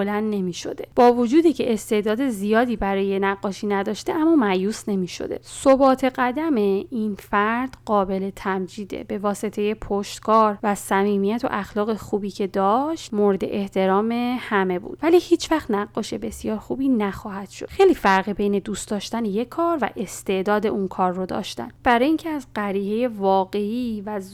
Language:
Persian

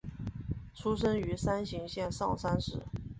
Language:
Chinese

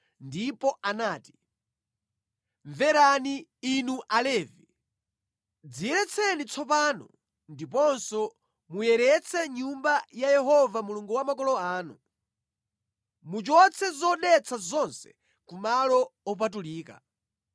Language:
Nyanja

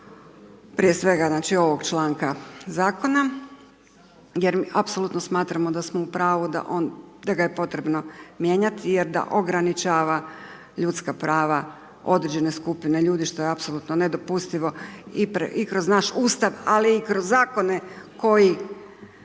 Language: Croatian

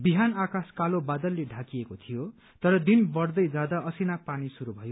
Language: Nepali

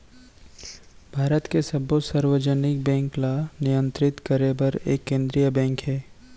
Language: Chhattisgarhi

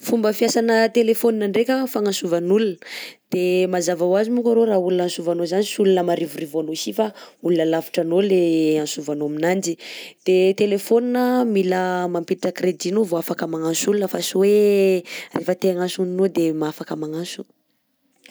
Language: Southern Betsimisaraka Malagasy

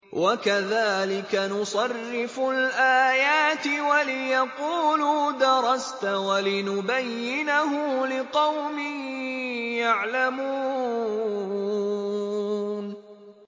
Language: Arabic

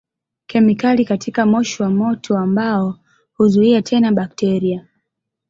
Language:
Swahili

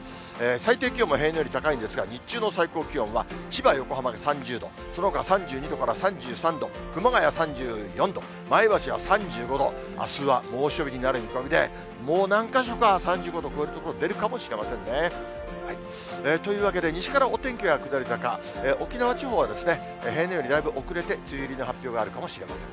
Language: Japanese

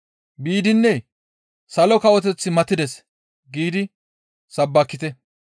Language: Gamo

